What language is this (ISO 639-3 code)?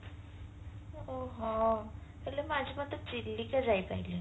ori